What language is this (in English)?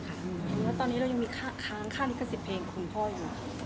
Thai